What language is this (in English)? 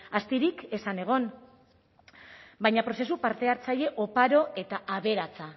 Basque